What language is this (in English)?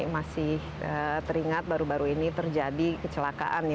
Indonesian